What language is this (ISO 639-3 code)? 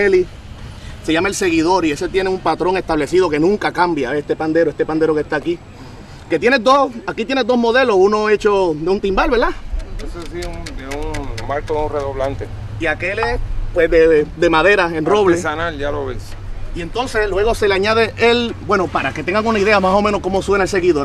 spa